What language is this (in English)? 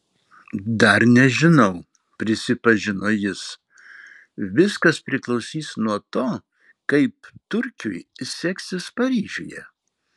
Lithuanian